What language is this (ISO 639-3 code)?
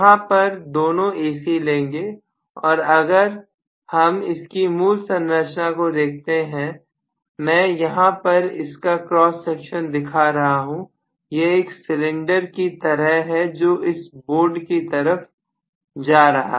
hin